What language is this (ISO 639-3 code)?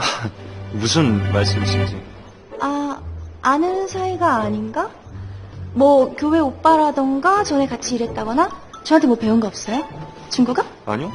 kor